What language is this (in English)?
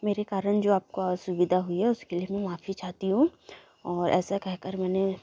Hindi